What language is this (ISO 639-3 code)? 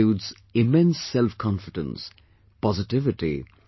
eng